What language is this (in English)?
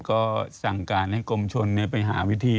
Thai